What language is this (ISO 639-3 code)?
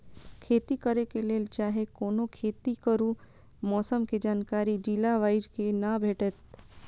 mai